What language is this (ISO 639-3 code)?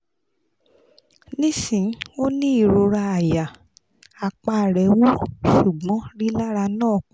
yor